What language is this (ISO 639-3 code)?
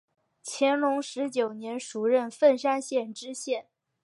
zho